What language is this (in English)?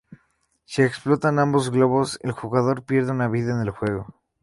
Spanish